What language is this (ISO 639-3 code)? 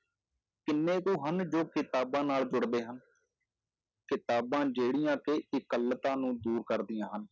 pan